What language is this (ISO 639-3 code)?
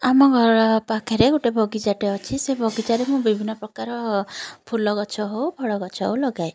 ori